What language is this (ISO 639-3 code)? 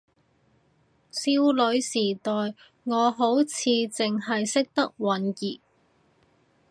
yue